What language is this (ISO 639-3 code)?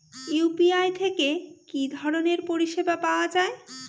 ben